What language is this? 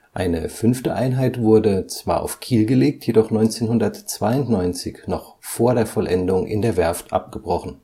German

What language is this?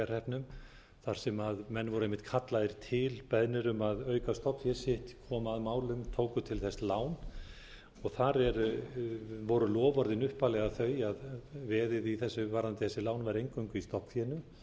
Icelandic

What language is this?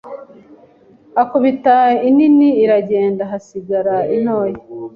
Kinyarwanda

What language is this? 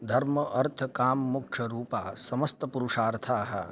Sanskrit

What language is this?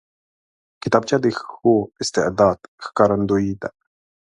Pashto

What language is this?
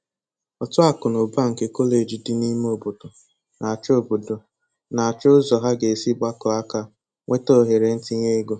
Igbo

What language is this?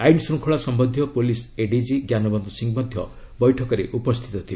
Odia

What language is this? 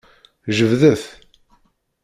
Kabyle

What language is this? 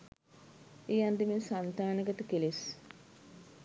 Sinhala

